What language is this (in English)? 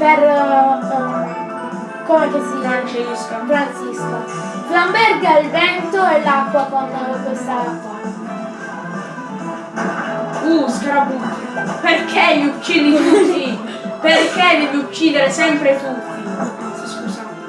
Italian